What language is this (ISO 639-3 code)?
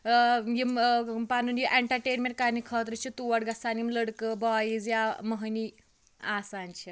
kas